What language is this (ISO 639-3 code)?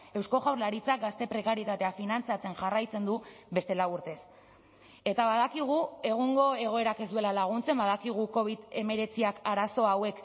eus